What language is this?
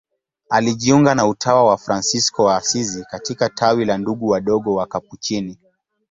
Swahili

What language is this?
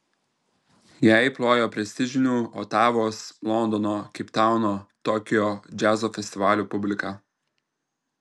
Lithuanian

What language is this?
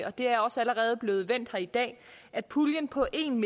Danish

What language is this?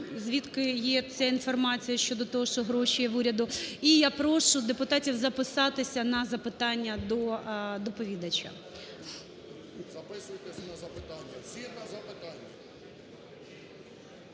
Ukrainian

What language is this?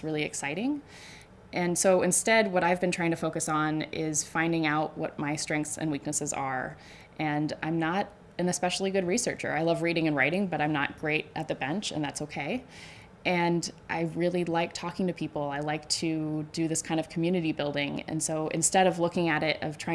English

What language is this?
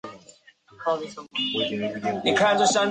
Chinese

